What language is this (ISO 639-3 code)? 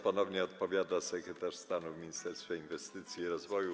pol